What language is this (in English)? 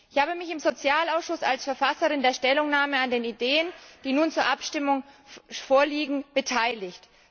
German